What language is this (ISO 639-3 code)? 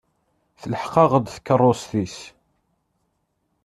kab